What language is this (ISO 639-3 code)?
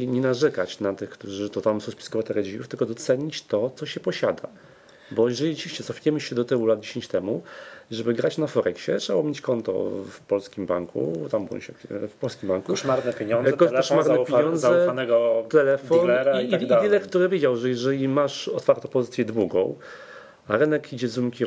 pol